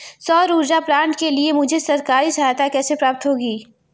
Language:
Hindi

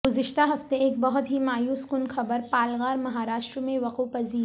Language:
Urdu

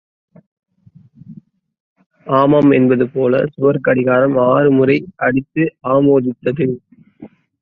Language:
Tamil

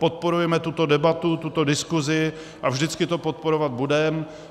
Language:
Czech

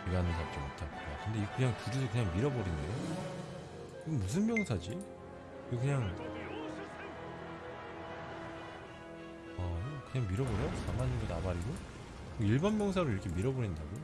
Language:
Korean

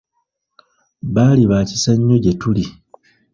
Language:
Ganda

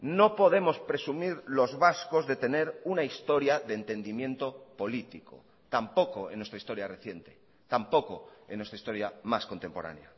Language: Spanish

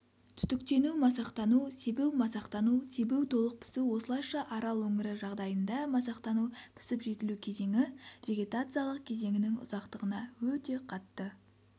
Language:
Kazakh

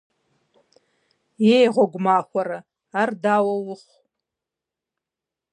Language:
Kabardian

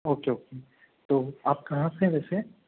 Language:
Hindi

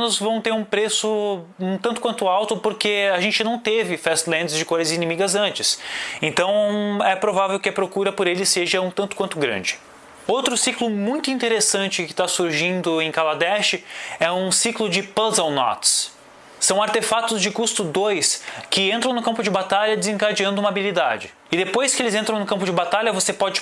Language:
Portuguese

